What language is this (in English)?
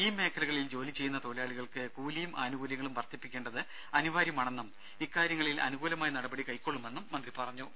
Malayalam